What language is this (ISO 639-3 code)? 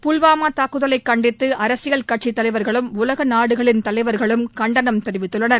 tam